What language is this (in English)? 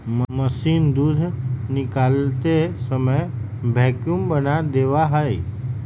Magahi